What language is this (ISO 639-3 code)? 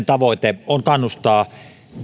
fin